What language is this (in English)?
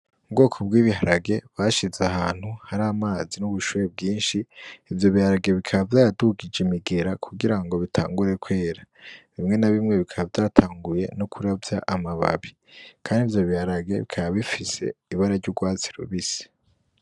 Rundi